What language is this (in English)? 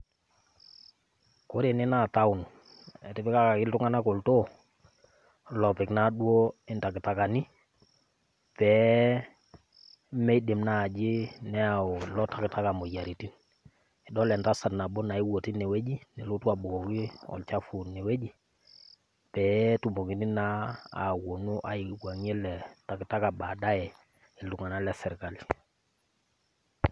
Masai